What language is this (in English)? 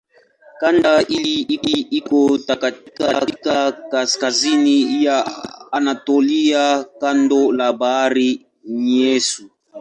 Swahili